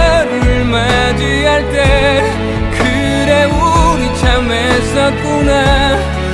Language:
Korean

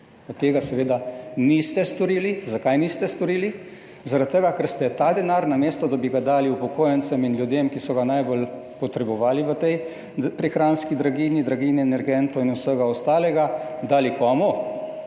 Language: Slovenian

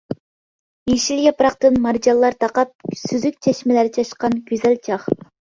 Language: Uyghur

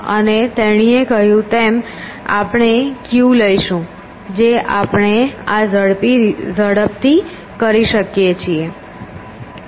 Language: Gujarati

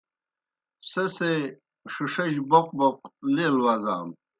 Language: Kohistani Shina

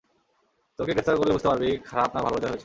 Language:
Bangla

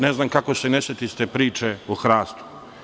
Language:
Serbian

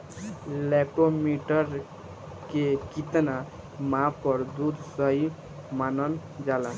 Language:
Bhojpuri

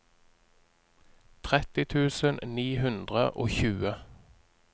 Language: Norwegian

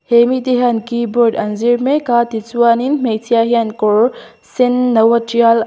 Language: Mizo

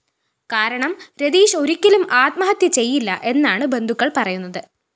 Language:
Malayalam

